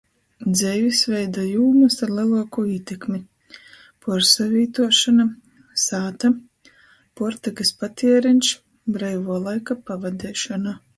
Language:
Latgalian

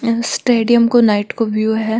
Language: Marwari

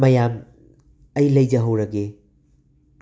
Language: Manipuri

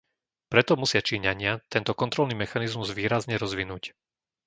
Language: Slovak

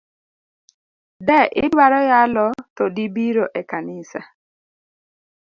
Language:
Luo (Kenya and Tanzania)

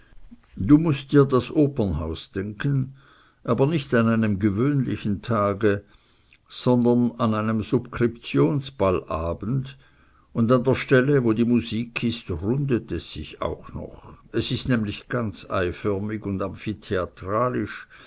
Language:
German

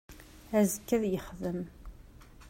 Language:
Kabyle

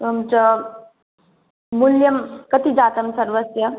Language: Sanskrit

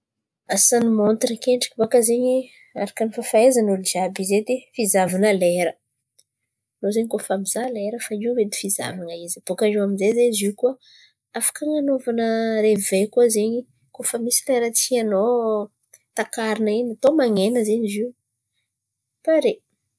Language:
Antankarana Malagasy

